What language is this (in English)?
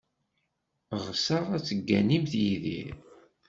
Kabyle